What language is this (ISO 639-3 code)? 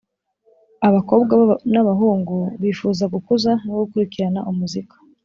kin